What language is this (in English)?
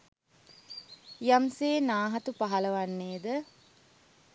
Sinhala